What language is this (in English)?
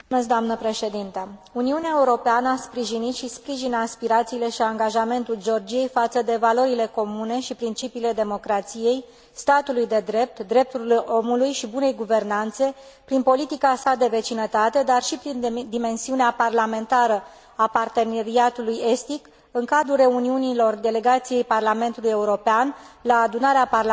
Romanian